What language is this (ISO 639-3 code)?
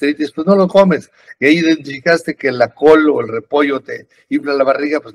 spa